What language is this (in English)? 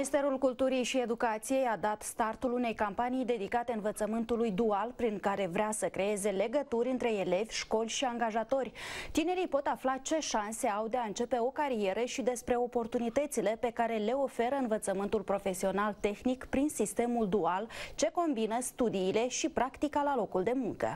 Romanian